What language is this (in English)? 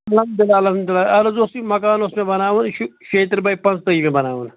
Kashmiri